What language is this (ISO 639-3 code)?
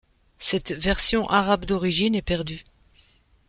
fra